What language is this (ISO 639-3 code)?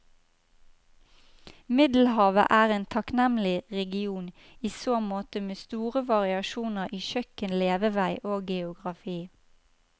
nor